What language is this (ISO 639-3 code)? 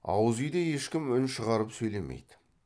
kaz